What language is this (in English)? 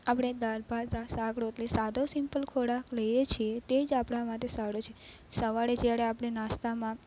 Gujarati